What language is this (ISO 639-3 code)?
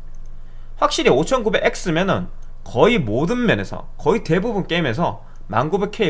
kor